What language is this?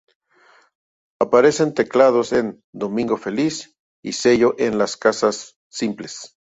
Spanish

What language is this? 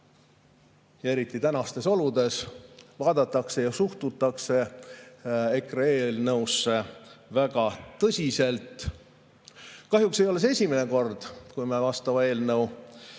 Estonian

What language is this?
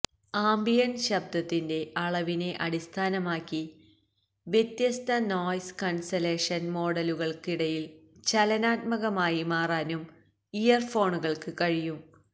Malayalam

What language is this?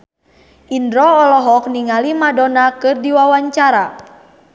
Sundanese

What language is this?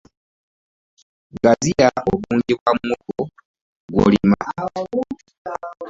Ganda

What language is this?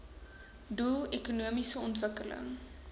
Afrikaans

